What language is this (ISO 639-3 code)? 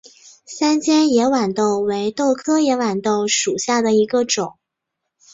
zho